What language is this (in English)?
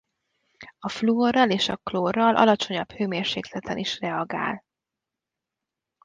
Hungarian